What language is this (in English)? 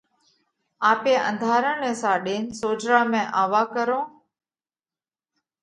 Parkari Koli